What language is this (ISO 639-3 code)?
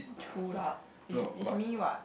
eng